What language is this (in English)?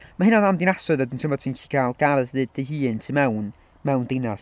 Welsh